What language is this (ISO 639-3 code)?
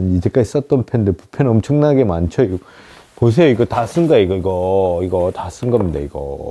kor